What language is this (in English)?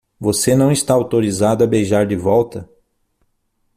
Portuguese